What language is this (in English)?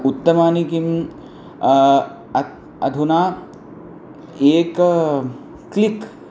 Sanskrit